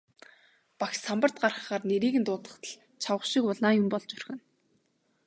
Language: Mongolian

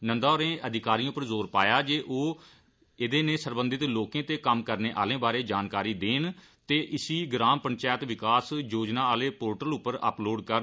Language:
Dogri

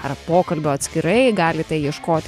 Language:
Lithuanian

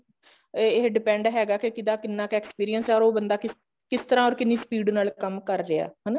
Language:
Punjabi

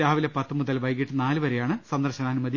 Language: Malayalam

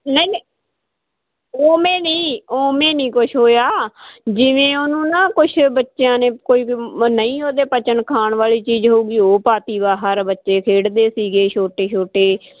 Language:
Punjabi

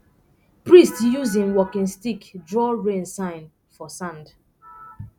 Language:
Nigerian Pidgin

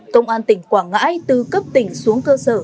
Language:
Vietnamese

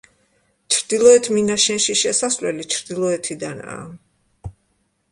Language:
Georgian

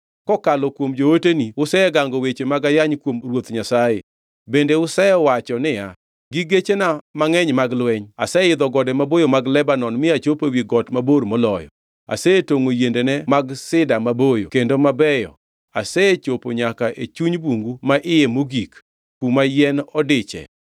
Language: Luo (Kenya and Tanzania)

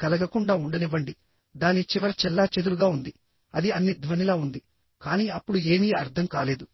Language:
Telugu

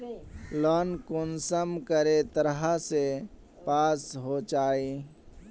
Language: Magahi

